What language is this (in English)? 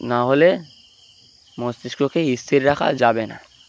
Bangla